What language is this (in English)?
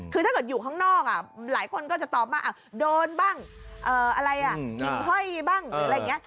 Thai